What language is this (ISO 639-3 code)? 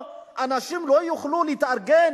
heb